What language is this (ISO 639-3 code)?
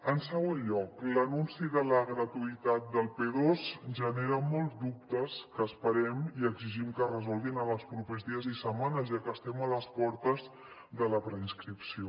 cat